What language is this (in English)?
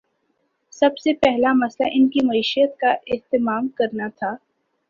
Urdu